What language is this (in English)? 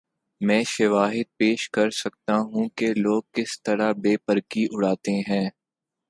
Urdu